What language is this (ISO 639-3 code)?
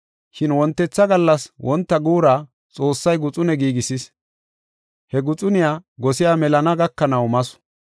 gof